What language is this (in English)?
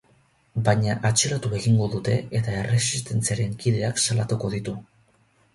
Basque